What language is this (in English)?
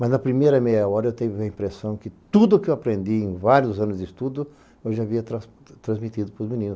Portuguese